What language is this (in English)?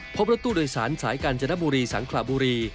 Thai